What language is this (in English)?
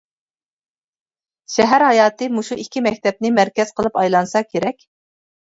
Uyghur